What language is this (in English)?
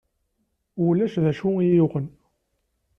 Kabyle